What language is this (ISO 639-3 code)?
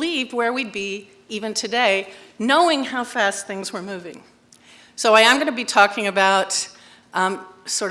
eng